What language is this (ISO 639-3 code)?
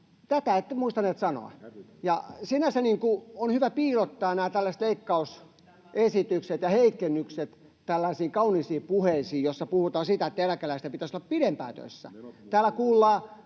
fin